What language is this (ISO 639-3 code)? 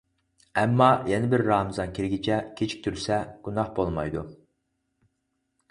uig